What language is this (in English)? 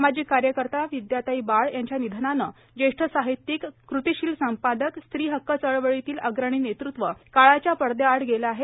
Marathi